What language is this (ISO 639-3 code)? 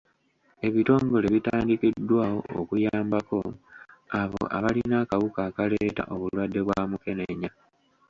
lug